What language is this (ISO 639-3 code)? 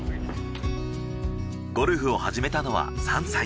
jpn